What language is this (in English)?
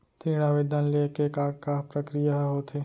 Chhattisgarhi